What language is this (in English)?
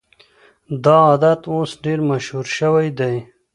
Pashto